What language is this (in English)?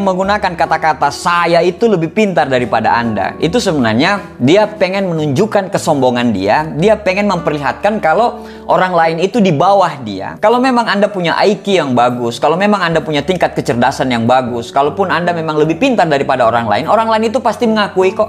Indonesian